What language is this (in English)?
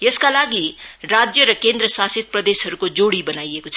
Nepali